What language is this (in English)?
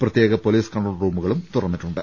Malayalam